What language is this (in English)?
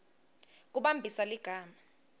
Swati